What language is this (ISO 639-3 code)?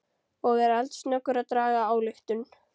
isl